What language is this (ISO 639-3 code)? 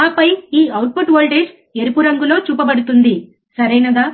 tel